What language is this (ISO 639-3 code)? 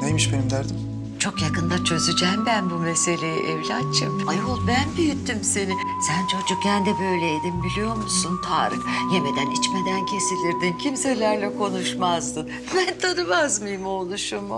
tur